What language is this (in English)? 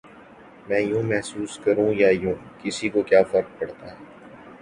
Urdu